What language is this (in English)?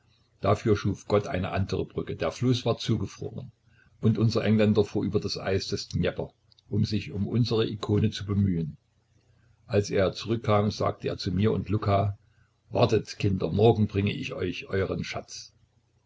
German